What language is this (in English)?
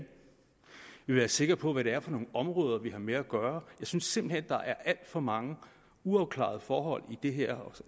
Danish